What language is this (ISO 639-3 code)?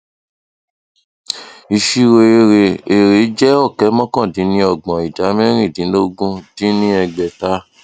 yor